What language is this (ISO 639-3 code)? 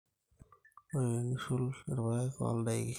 mas